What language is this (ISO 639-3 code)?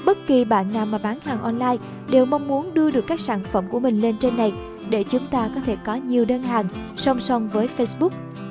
vie